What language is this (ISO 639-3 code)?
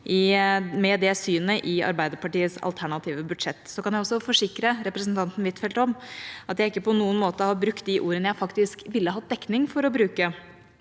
nor